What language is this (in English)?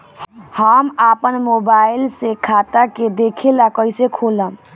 Bhojpuri